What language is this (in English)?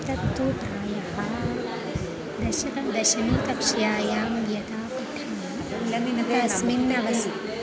Sanskrit